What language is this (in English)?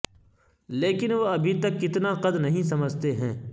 Urdu